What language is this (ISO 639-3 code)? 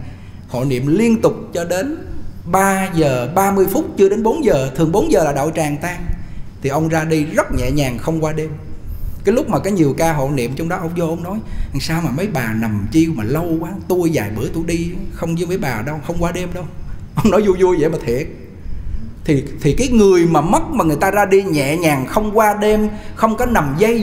vie